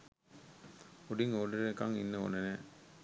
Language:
Sinhala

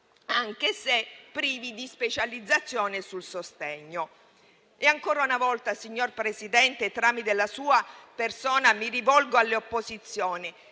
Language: Italian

